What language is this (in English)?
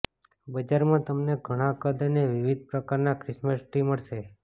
Gujarati